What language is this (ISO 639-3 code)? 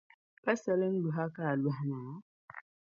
dag